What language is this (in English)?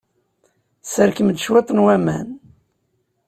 Kabyle